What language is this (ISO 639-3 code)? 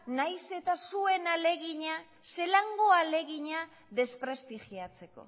eus